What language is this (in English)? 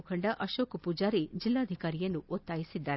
Kannada